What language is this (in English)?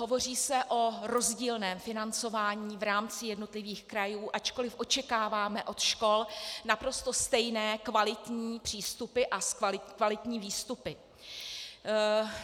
Czech